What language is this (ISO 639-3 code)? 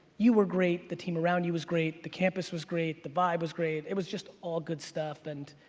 eng